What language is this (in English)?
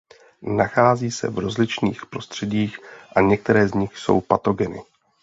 Czech